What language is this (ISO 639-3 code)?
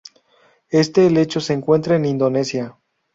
spa